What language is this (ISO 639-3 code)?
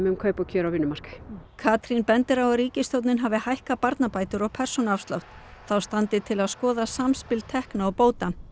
isl